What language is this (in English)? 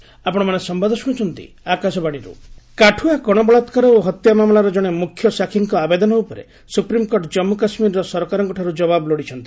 Odia